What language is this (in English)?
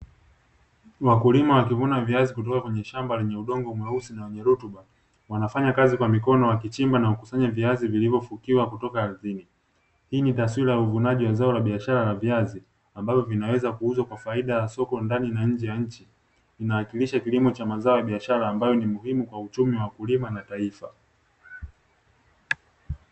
Swahili